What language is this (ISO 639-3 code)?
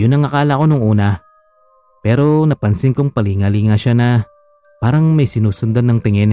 fil